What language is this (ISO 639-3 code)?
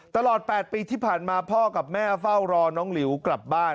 tha